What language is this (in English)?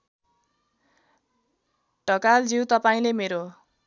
Nepali